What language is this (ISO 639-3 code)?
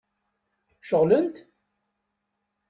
kab